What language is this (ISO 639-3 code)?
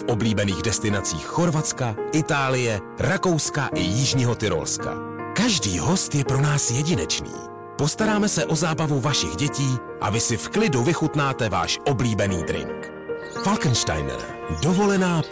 ces